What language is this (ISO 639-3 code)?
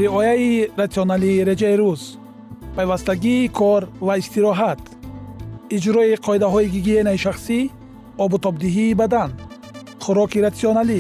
fas